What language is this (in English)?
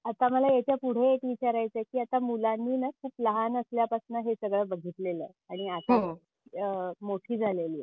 Marathi